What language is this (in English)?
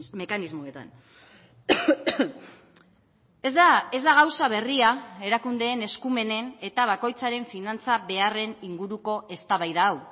Basque